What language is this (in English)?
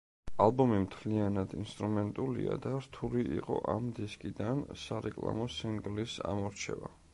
Georgian